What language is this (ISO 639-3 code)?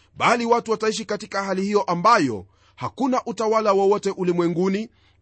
swa